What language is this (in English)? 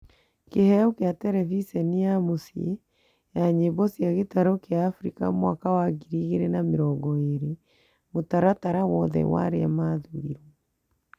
Kikuyu